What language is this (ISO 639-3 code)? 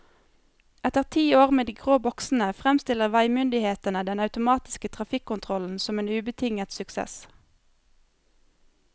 nor